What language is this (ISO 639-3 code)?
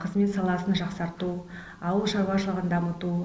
kaz